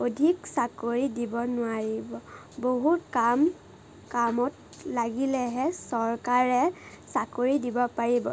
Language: Assamese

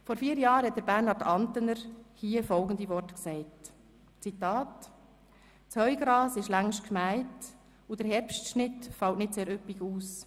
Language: Swiss German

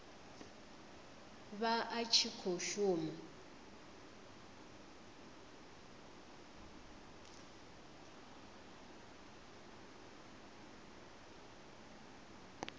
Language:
Venda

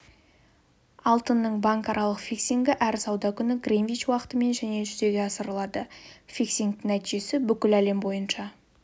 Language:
Kazakh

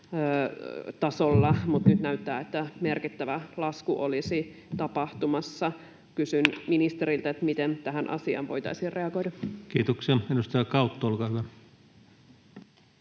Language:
Finnish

